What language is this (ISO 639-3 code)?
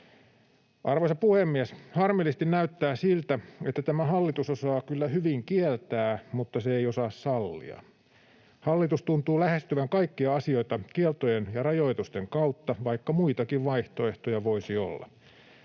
fin